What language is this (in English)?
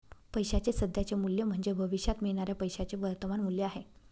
Marathi